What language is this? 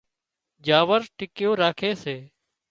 Wadiyara Koli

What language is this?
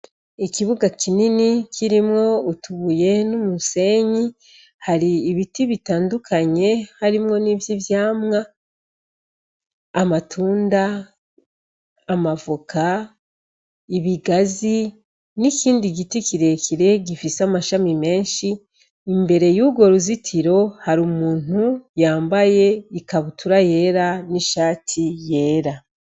Rundi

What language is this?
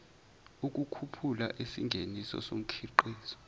Zulu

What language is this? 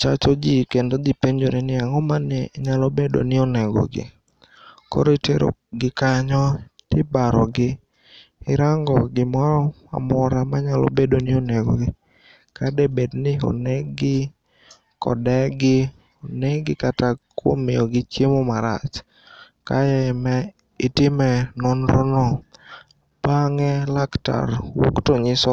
Luo (Kenya and Tanzania)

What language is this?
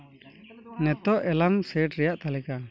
Santali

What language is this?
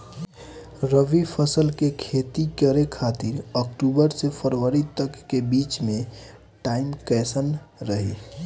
Bhojpuri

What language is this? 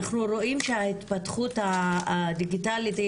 Hebrew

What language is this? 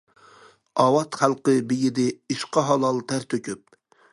Uyghur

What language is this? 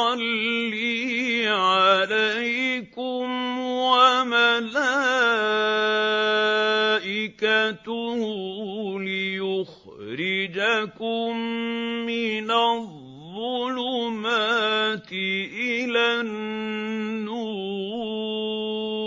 Arabic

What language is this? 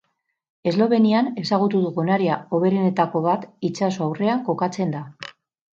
Basque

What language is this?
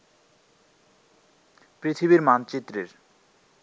Bangla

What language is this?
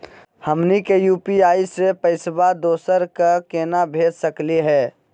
Magahi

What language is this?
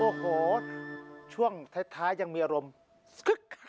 Thai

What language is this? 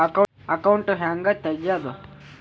Kannada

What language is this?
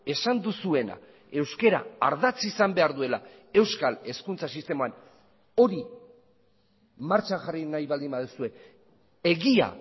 Basque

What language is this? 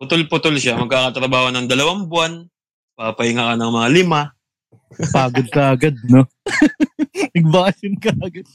Filipino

